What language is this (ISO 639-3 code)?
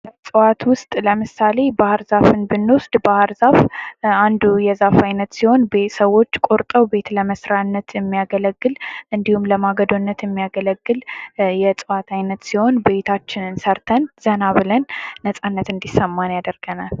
amh